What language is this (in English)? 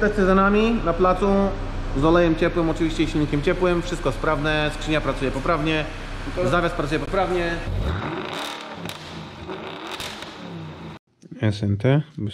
Polish